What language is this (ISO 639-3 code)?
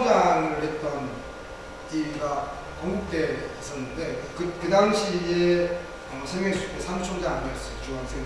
kor